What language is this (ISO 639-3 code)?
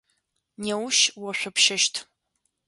ady